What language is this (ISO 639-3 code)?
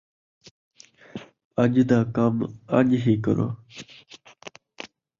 skr